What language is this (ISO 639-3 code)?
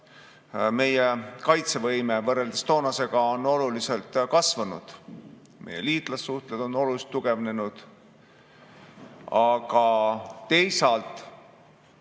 est